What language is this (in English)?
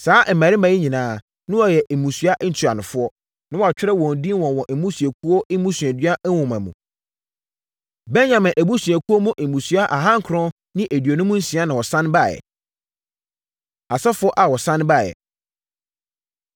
Akan